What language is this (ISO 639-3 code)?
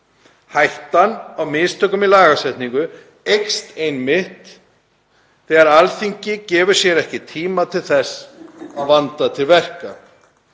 isl